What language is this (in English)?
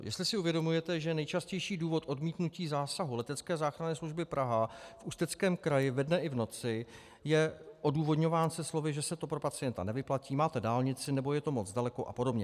Czech